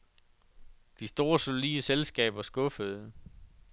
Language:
Danish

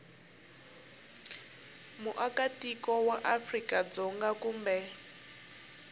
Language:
Tsonga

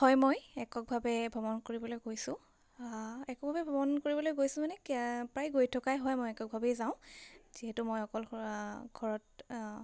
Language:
Assamese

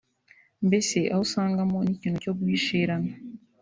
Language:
Kinyarwanda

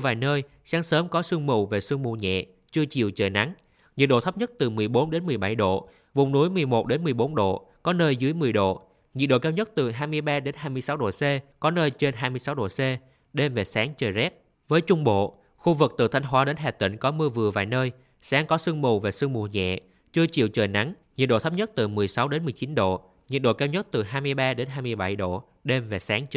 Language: Vietnamese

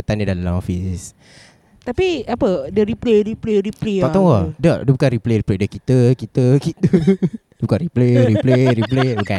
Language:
Malay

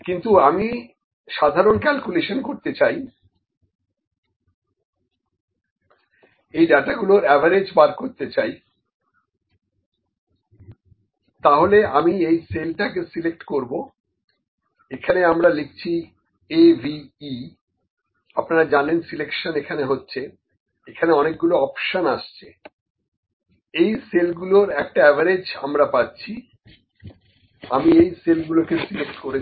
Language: Bangla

